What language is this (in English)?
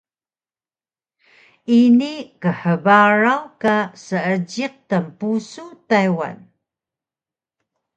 Taroko